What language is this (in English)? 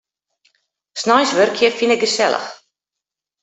Western Frisian